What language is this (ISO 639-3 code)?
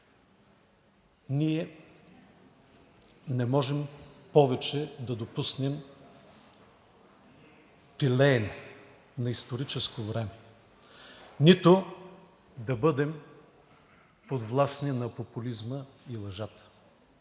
bul